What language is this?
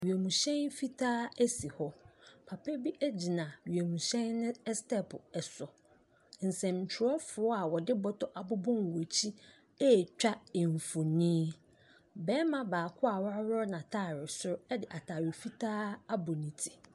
Akan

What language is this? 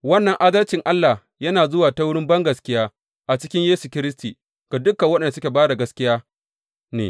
Hausa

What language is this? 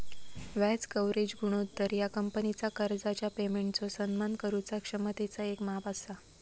Marathi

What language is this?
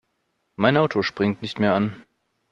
German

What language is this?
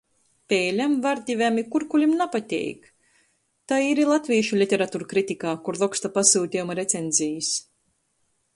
Latgalian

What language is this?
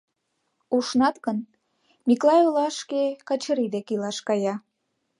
Mari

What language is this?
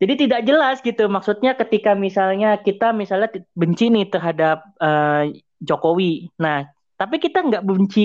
Indonesian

